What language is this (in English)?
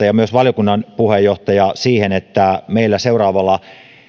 Finnish